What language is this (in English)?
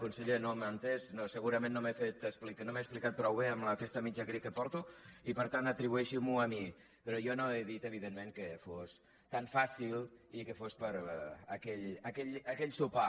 Catalan